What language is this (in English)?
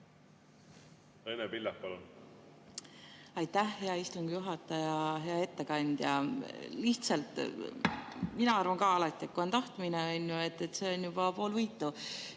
Estonian